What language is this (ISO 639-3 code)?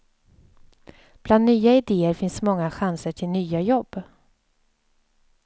swe